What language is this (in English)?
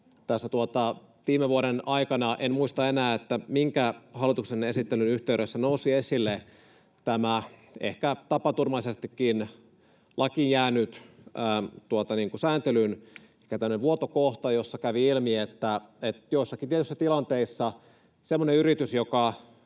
Finnish